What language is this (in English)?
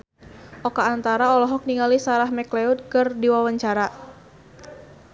Sundanese